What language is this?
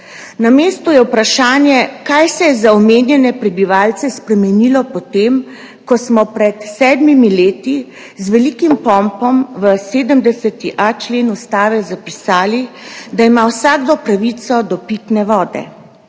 Slovenian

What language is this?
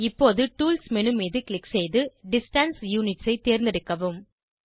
Tamil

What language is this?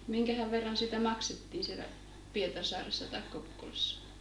Finnish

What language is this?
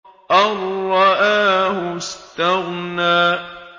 Arabic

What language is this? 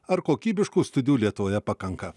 Lithuanian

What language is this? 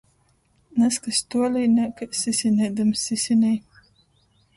Latgalian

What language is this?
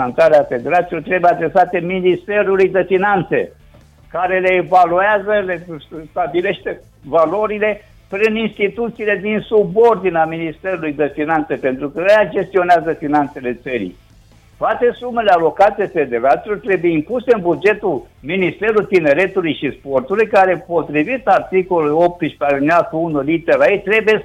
Romanian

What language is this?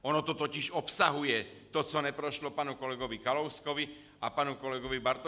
Czech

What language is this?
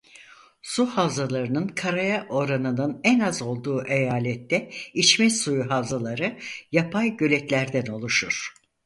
Turkish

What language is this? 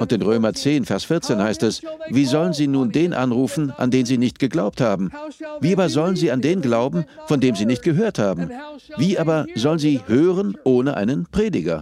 German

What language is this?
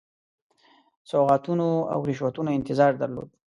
Pashto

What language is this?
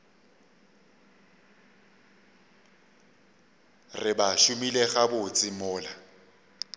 Northern Sotho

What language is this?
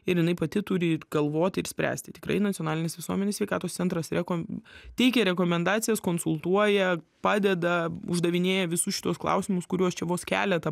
Lithuanian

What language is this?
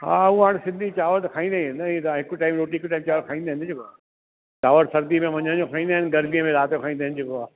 Sindhi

